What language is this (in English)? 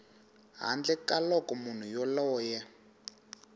Tsonga